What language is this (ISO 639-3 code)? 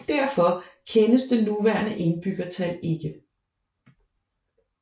dan